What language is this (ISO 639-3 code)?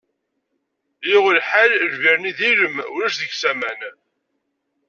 kab